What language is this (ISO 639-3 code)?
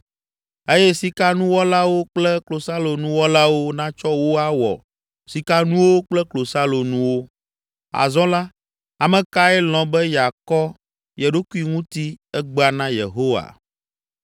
ewe